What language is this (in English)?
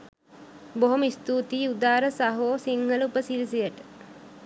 Sinhala